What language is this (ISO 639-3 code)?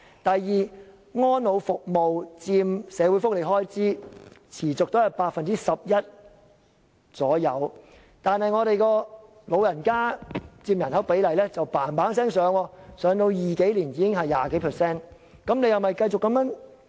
yue